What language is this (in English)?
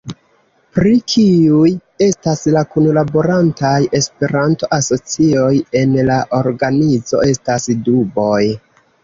Esperanto